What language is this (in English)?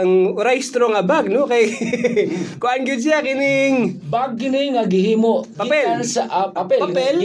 Filipino